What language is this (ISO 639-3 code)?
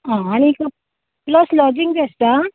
kok